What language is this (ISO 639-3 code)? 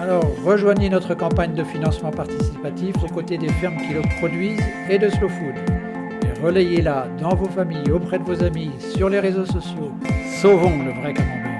fra